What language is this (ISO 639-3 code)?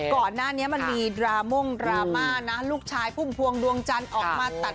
tha